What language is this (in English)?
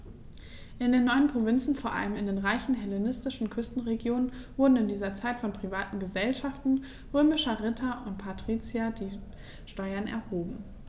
German